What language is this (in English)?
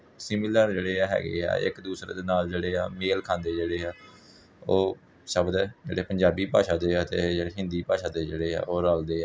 Punjabi